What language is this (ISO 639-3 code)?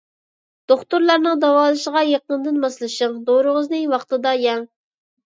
uig